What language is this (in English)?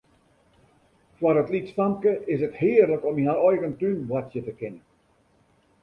Western Frisian